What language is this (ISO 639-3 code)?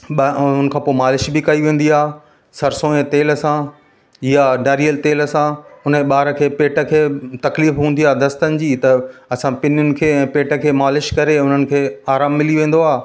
snd